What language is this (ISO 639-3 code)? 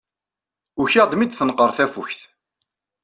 kab